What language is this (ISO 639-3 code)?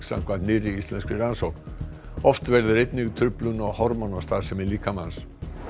isl